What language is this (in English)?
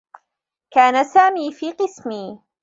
Arabic